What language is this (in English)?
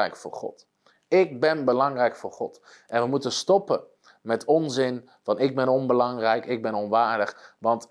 Dutch